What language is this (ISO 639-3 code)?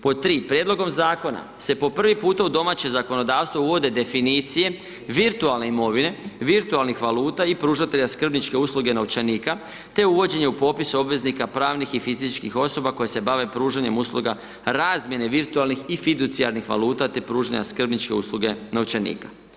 hrv